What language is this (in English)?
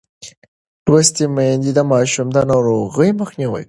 Pashto